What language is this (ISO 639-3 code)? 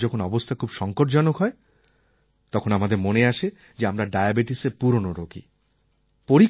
ben